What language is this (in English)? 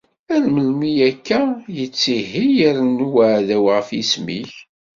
Kabyle